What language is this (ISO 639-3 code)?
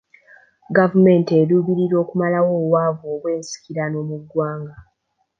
lug